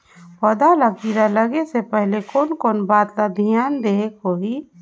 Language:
Chhattisgarhi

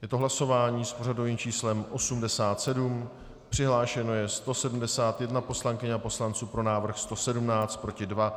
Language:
Czech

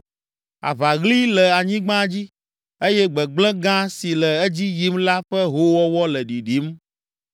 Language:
Ewe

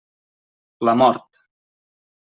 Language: Catalan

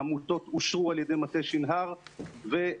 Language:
Hebrew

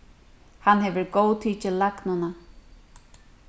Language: Faroese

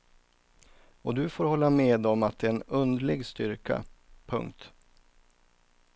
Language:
Swedish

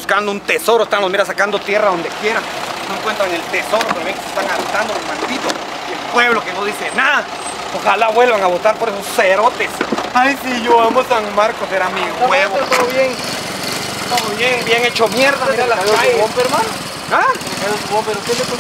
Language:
Spanish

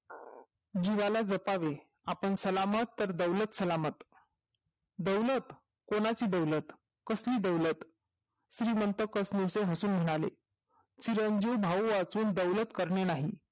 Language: Marathi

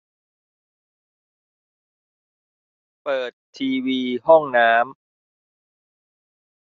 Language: Thai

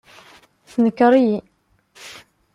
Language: Kabyle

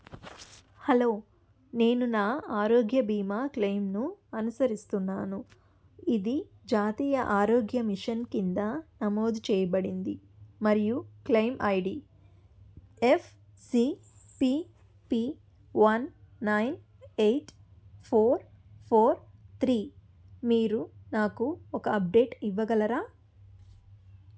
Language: Telugu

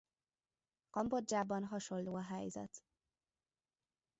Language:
Hungarian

